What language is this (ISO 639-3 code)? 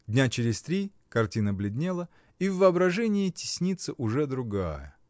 rus